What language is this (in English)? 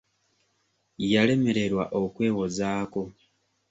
Ganda